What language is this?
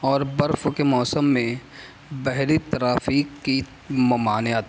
Urdu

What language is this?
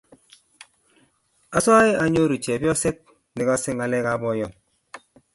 Kalenjin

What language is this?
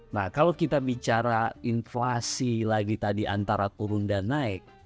Indonesian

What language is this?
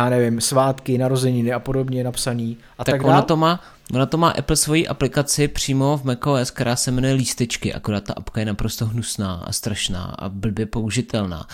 Czech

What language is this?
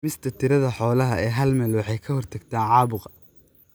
Somali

